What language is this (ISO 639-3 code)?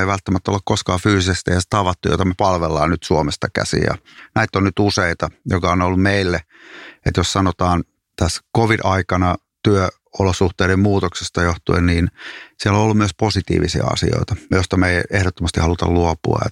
fin